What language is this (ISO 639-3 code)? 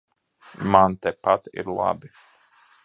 lav